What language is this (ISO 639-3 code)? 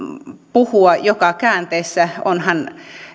fin